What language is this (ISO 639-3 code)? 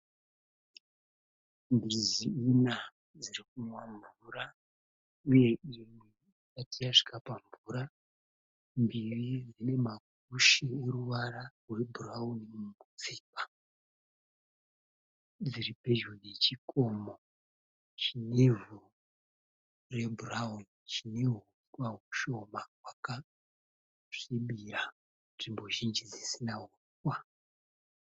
sna